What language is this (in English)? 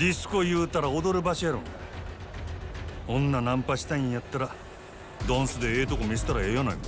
Japanese